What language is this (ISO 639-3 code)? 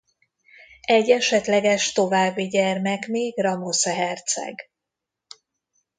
hun